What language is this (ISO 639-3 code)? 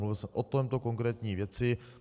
ces